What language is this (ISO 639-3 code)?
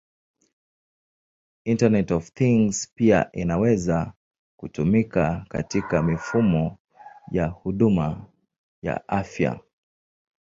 swa